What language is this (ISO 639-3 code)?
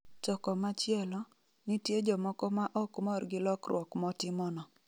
luo